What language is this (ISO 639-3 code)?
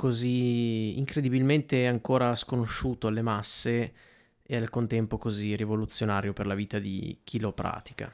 ita